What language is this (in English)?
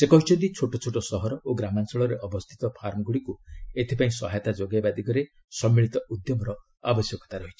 Odia